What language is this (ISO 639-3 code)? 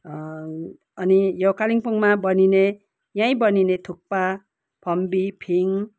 nep